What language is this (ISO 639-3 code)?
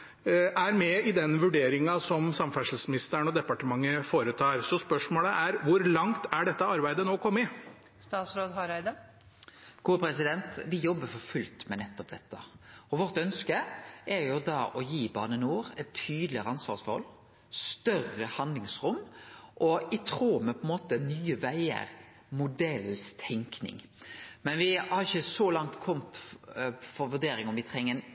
nor